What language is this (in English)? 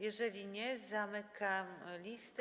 Polish